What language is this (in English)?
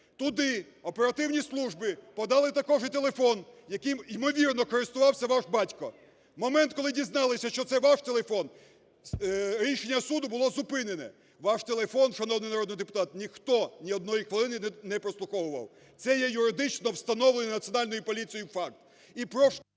Ukrainian